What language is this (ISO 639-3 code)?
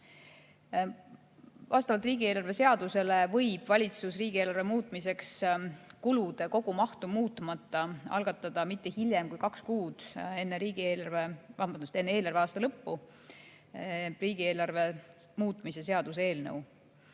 est